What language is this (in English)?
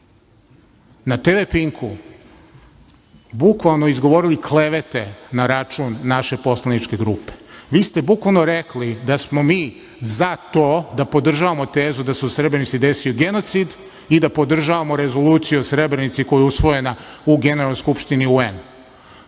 Serbian